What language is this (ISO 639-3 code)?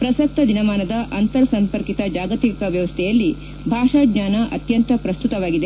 kan